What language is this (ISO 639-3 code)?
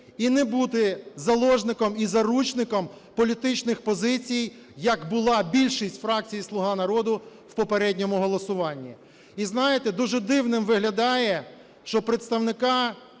ukr